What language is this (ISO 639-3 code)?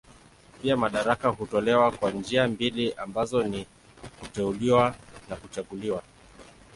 swa